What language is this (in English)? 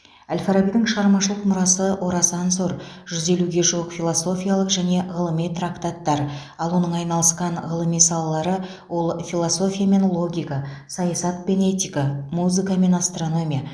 Kazakh